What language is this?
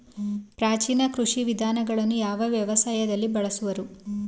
Kannada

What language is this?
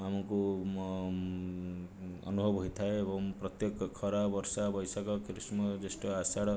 Odia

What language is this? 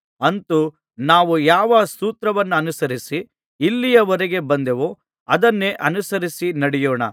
Kannada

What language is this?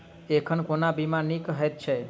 Maithili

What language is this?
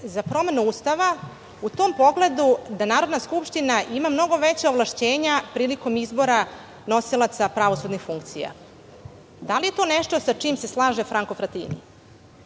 Serbian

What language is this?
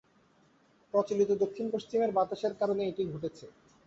Bangla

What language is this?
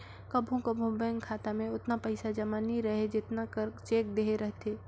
Chhattisgarhi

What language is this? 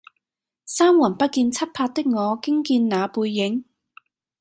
Cantonese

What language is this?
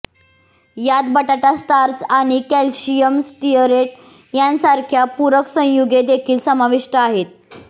Marathi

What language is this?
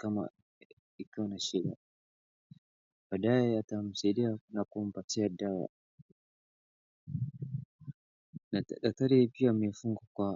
Swahili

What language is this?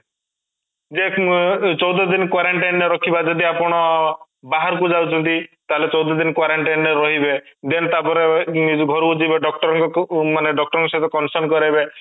Odia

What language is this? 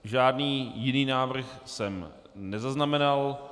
Czech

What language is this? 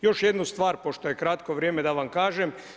Croatian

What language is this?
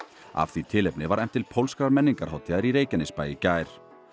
Icelandic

